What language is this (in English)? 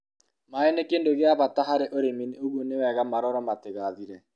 Kikuyu